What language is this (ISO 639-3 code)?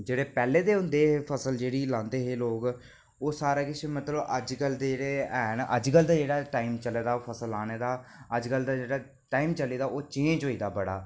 doi